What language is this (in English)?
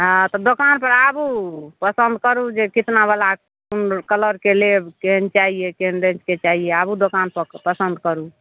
Maithili